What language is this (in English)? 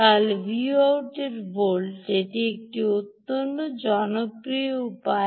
Bangla